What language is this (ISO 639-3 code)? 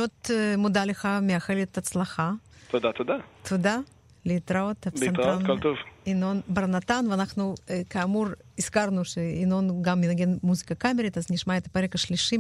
heb